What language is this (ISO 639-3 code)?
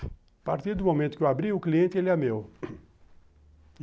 por